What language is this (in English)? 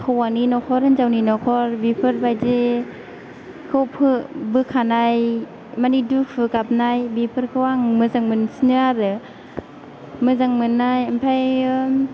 Bodo